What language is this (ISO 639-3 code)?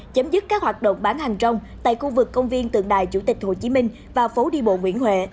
vie